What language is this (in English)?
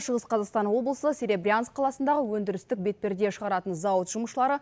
Kazakh